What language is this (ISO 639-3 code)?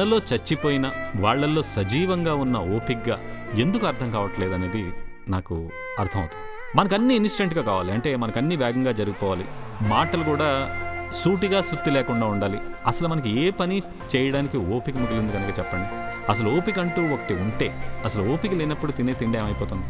tel